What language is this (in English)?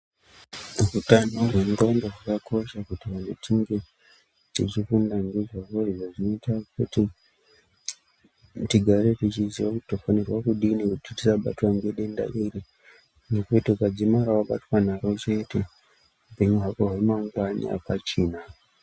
Ndau